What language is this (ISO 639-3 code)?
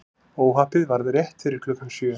isl